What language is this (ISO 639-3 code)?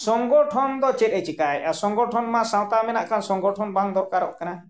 sat